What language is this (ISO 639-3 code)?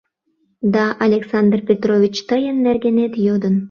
chm